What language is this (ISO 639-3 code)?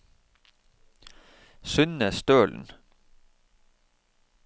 nor